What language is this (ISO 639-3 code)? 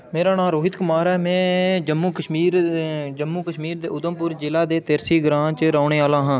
doi